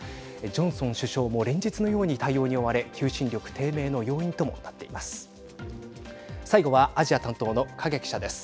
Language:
Japanese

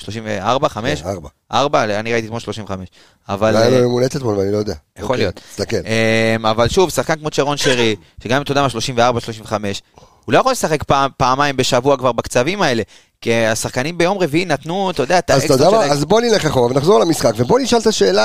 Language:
Hebrew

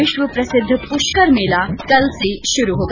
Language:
Hindi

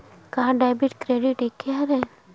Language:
Chhattisgarhi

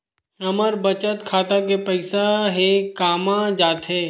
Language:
Chhattisgarhi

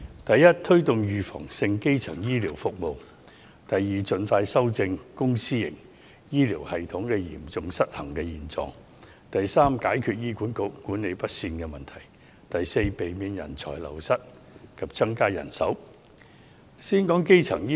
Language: Cantonese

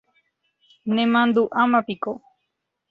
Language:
Guarani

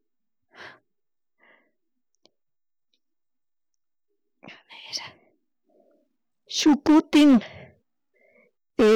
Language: Chimborazo Highland Quichua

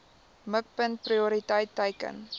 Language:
Afrikaans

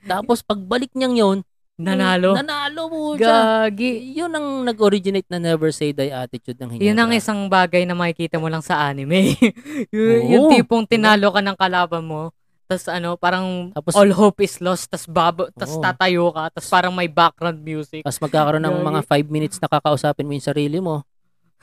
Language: Filipino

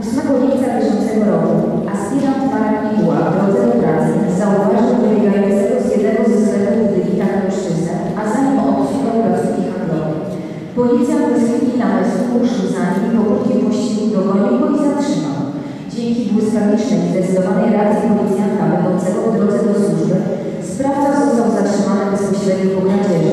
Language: Polish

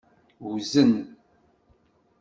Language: Kabyle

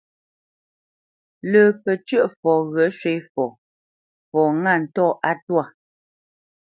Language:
Bamenyam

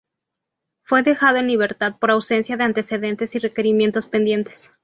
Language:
Spanish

